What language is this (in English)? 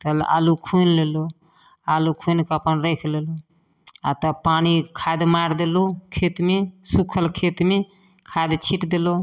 Maithili